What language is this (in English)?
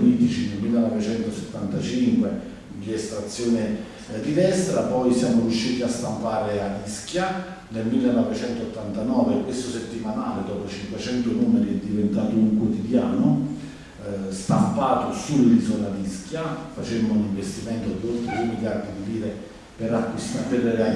Italian